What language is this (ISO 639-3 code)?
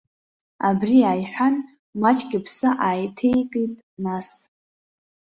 abk